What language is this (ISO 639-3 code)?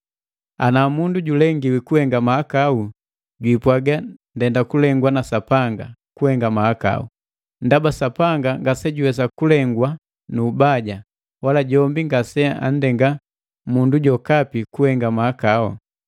mgv